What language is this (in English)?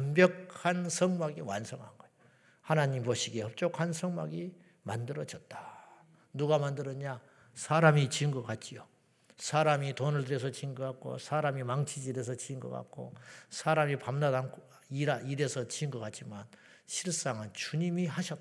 Korean